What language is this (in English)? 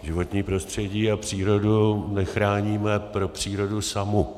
Czech